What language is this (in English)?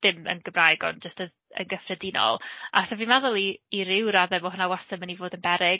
Welsh